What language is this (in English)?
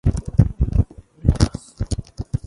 Japanese